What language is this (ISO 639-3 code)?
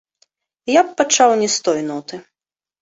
bel